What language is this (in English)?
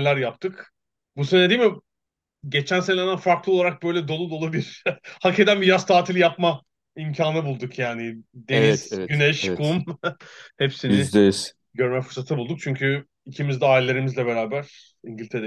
Turkish